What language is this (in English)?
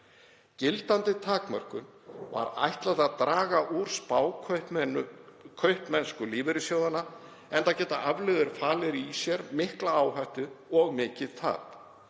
Icelandic